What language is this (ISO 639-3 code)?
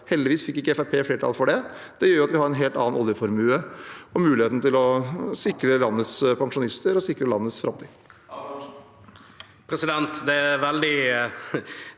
nor